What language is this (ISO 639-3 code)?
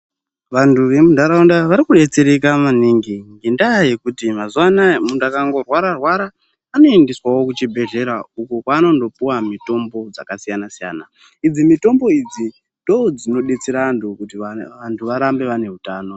ndc